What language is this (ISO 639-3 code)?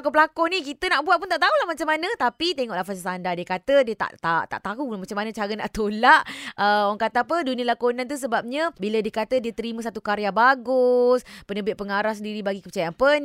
msa